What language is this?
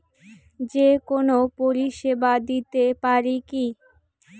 Bangla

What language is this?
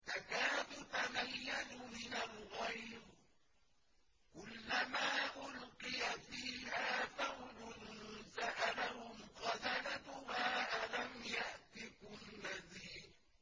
Arabic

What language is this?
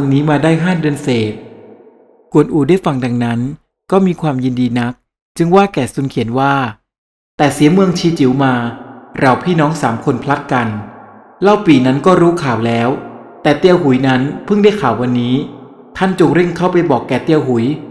Thai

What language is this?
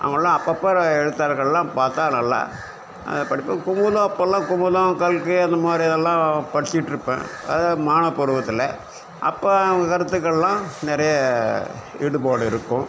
Tamil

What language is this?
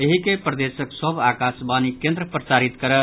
Maithili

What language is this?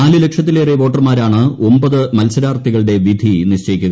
Malayalam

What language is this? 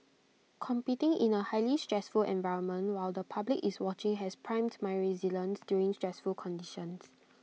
English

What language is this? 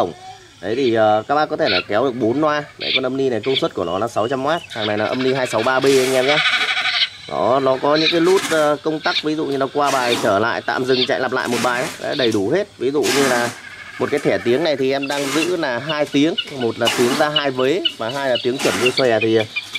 Vietnamese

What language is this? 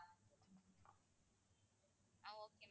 Tamil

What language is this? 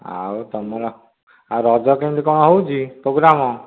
Odia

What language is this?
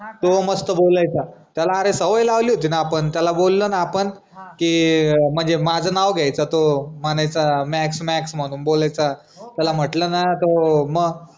Marathi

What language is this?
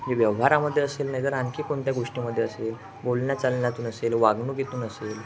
Marathi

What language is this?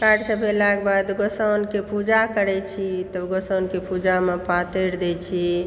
Maithili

